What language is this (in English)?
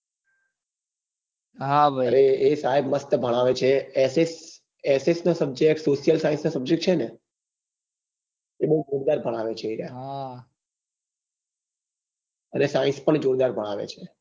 Gujarati